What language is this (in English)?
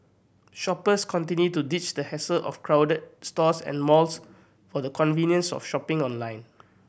English